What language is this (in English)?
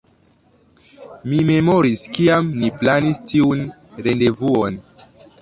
Esperanto